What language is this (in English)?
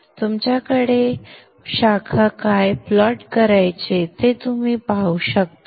Marathi